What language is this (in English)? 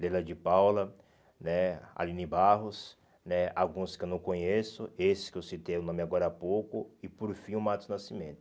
Portuguese